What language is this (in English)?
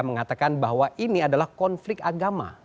Indonesian